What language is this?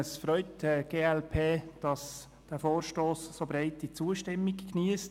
Swiss German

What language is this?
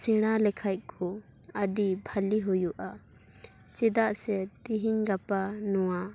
Santali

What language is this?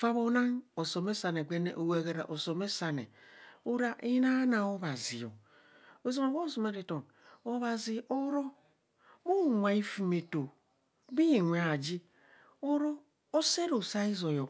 Kohumono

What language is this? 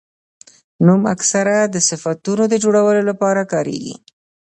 Pashto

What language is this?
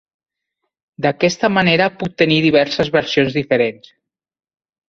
Catalan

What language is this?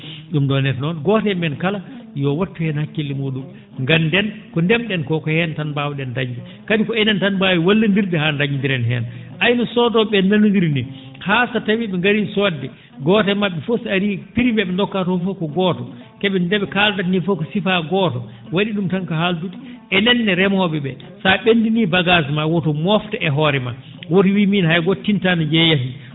Fula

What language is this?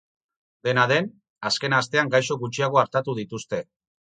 Basque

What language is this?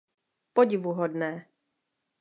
Czech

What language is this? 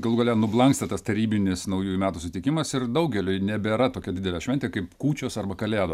Lithuanian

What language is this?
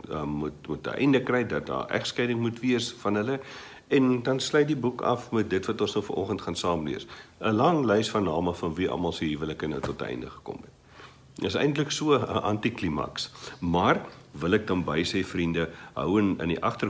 Dutch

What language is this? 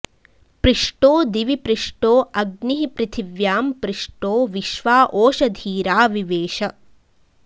Sanskrit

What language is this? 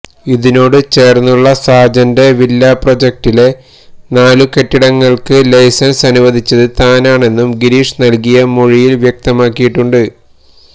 Malayalam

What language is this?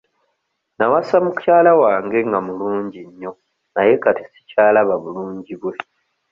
Ganda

